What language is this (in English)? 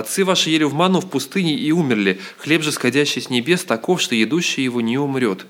Russian